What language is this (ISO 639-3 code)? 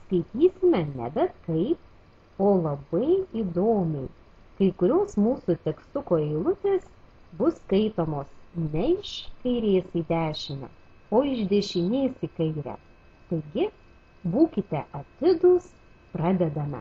lit